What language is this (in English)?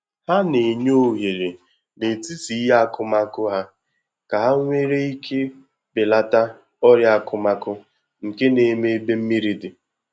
Igbo